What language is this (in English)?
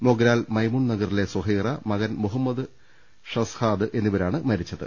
Malayalam